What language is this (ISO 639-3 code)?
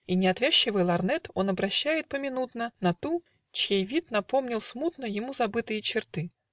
rus